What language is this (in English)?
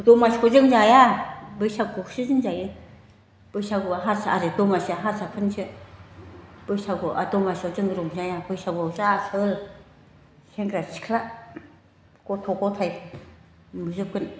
Bodo